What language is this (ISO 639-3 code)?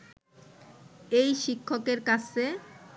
ben